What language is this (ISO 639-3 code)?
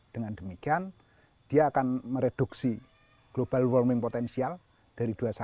ind